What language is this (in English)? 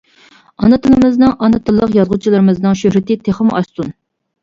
Uyghur